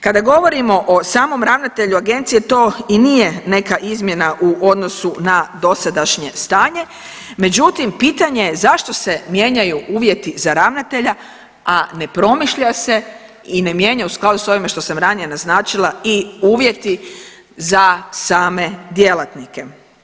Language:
Croatian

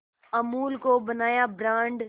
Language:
Hindi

